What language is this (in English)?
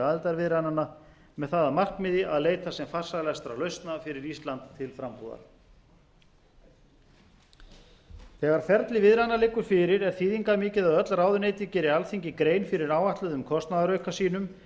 Icelandic